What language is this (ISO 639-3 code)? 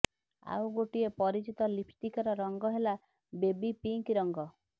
ori